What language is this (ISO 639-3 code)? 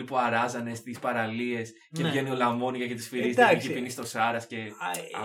ell